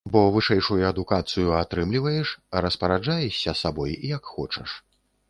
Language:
Belarusian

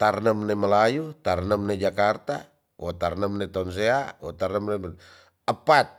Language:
Tonsea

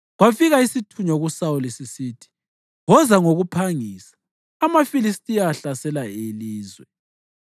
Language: North Ndebele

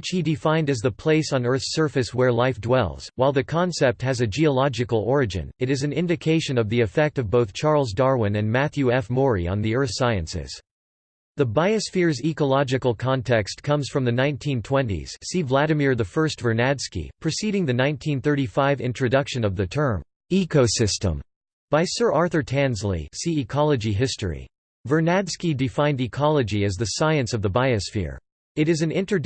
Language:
English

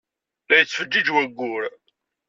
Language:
Kabyle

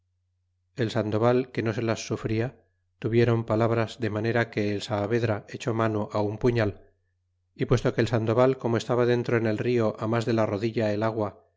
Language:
Spanish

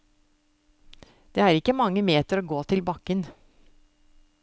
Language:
Norwegian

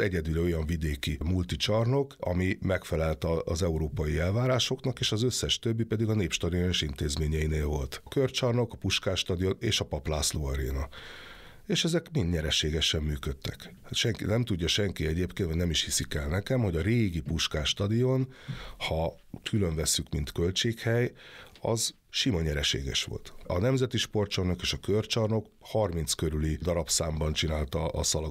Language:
Hungarian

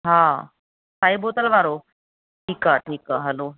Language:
Sindhi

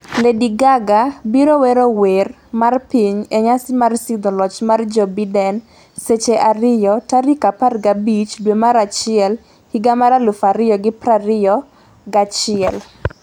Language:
Luo (Kenya and Tanzania)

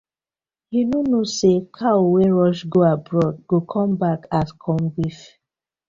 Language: Nigerian Pidgin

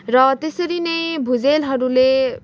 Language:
Nepali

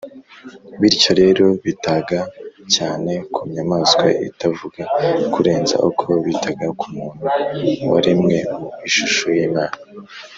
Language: Kinyarwanda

